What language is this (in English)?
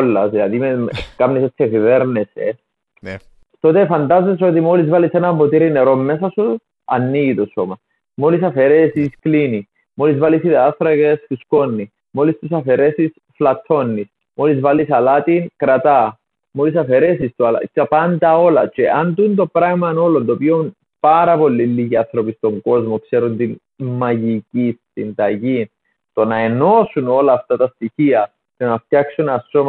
Greek